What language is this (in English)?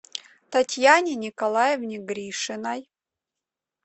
Russian